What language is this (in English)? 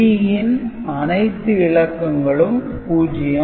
Tamil